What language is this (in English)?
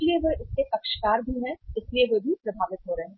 Hindi